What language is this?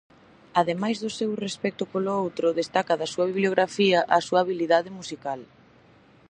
Galician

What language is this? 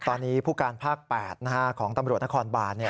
Thai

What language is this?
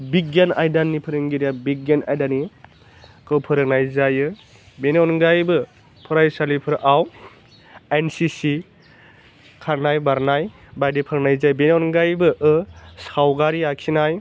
Bodo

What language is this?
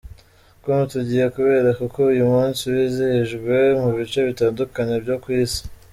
Kinyarwanda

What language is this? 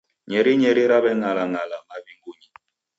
Taita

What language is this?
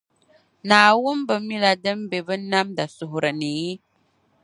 Dagbani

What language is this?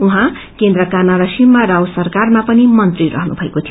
Nepali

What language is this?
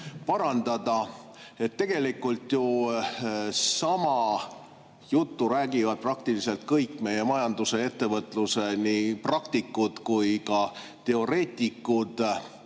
Estonian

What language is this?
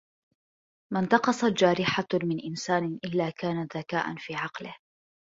Arabic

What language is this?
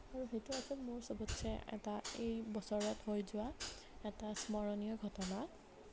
Assamese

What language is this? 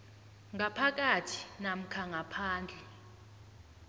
South Ndebele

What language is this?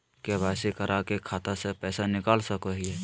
Magahi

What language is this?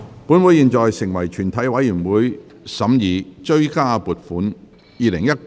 Cantonese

